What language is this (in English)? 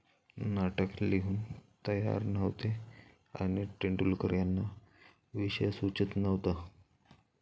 Marathi